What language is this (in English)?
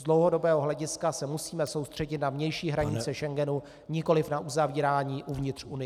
Czech